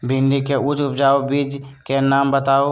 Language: Magahi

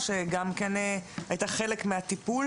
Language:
Hebrew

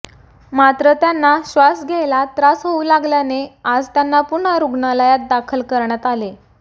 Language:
Marathi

